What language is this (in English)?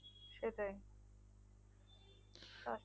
Bangla